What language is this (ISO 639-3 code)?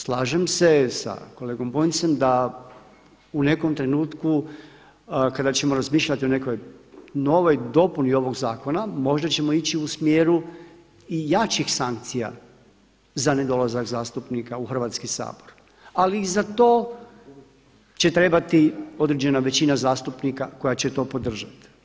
hrv